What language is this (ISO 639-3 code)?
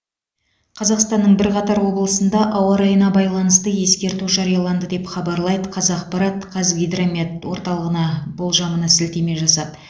kaz